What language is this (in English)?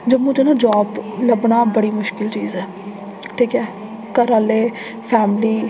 Dogri